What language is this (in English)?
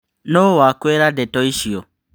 Kikuyu